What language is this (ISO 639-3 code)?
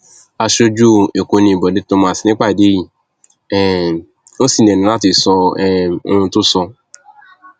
yor